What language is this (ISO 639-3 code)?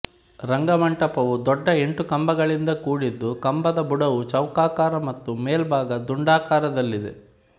kan